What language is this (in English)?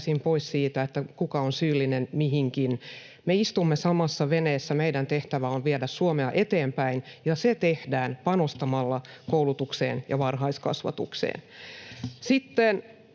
Finnish